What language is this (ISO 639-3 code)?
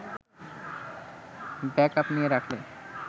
ben